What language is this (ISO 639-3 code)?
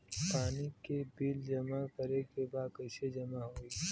bho